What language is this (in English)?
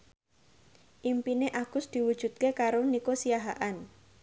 Javanese